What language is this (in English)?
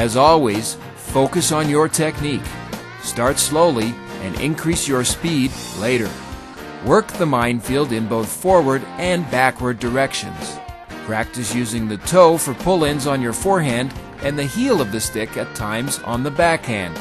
English